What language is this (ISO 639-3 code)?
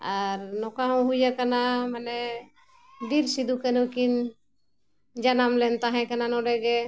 sat